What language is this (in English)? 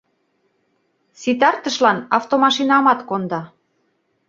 Mari